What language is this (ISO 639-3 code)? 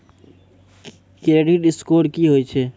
mai